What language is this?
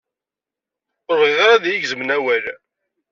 Kabyle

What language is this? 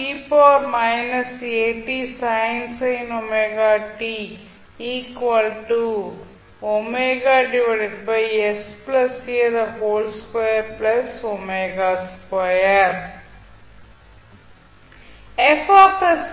Tamil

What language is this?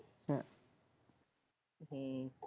Punjabi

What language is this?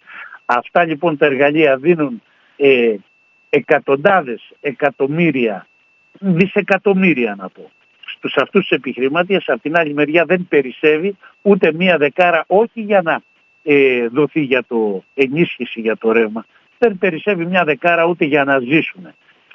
Greek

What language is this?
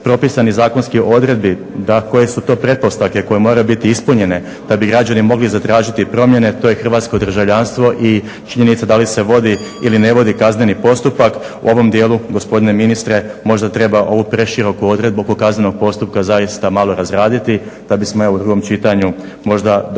Croatian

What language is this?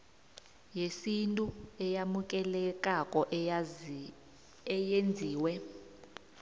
South Ndebele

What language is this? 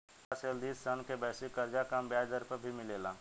Bhojpuri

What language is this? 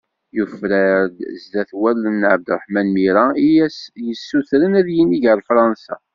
Kabyle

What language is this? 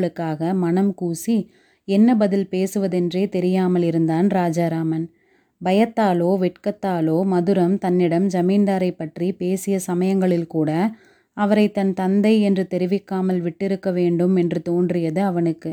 Tamil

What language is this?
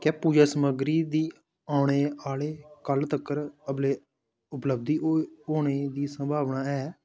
Dogri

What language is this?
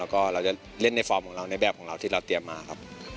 Thai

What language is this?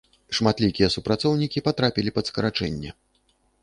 Belarusian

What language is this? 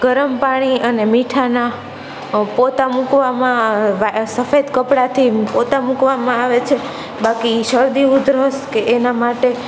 Gujarati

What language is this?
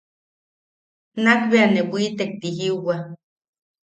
Yaqui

